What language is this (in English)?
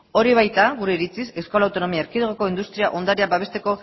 Basque